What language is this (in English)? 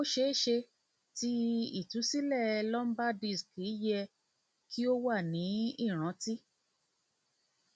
Yoruba